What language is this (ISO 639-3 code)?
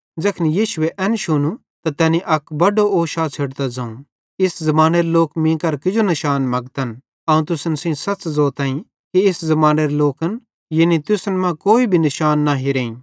bhd